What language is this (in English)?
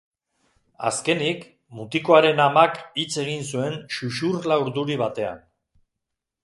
Basque